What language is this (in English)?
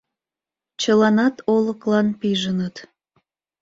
Mari